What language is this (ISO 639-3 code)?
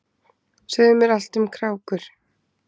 isl